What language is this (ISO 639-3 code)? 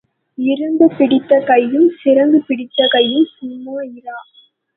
tam